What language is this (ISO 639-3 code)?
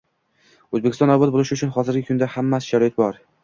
uzb